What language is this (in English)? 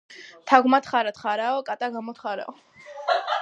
Georgian